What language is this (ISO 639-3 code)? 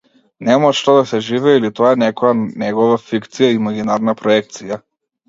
mkd